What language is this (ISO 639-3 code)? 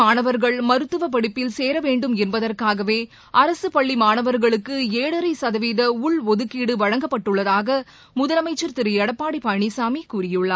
tam